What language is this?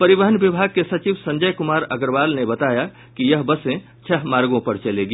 Hindi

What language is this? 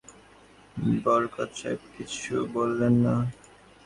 Bangla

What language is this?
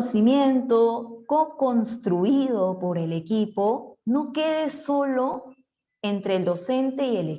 Spanish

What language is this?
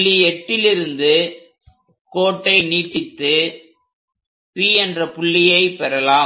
Tamil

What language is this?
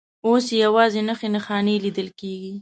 Pashto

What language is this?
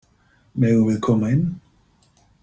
Icelandic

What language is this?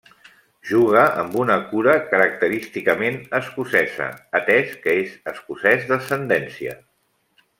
Catalan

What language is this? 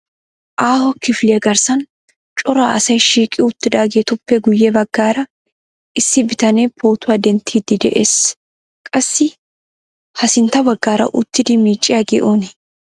Wolaytta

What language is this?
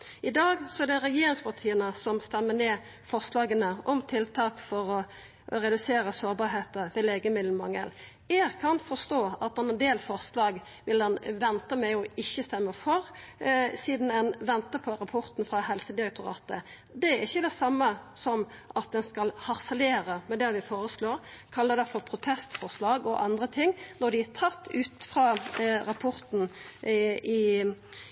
Norwegian Nynorsk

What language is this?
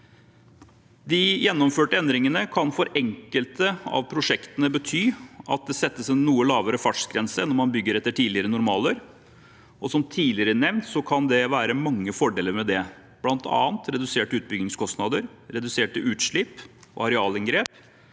Norwegian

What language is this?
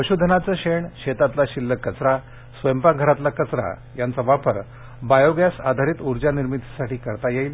Marathi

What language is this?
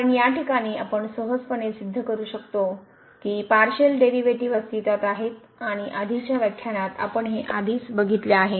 Marathi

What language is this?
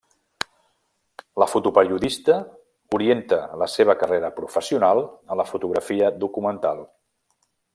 Catalan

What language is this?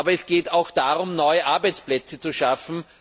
German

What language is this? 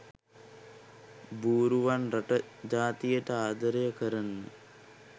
Sinhala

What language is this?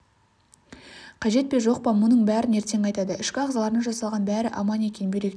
Kazakh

